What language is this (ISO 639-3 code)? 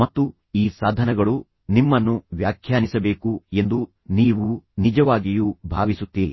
kan